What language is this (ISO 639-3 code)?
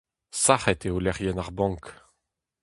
bre